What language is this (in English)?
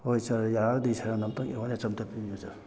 Manipuri